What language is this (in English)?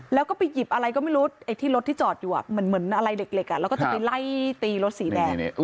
Thai